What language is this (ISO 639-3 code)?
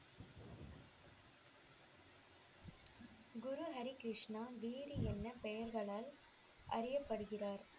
tam